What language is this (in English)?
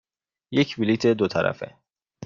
Persian